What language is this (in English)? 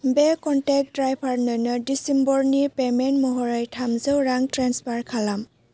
Bodo